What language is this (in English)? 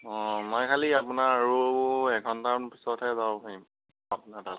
Assamese